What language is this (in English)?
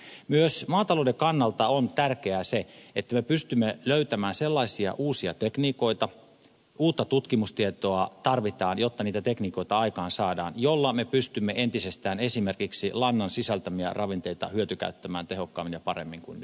Finnish